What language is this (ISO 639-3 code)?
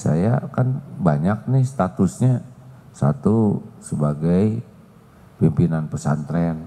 ind